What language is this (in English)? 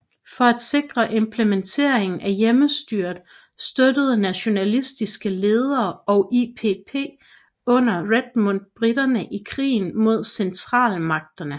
Danish